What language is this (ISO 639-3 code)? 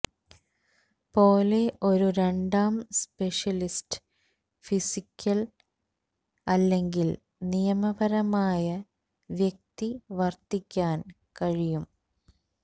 mal